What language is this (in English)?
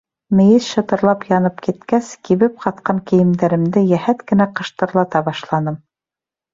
Bashkir